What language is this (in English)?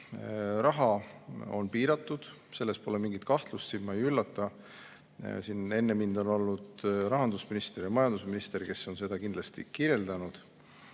Estonian